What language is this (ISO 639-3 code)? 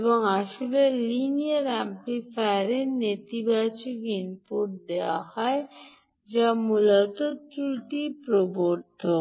ben